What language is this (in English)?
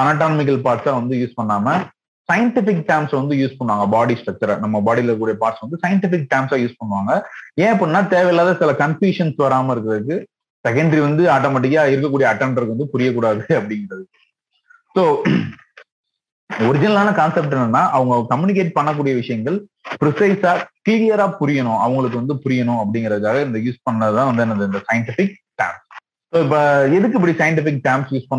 Tamil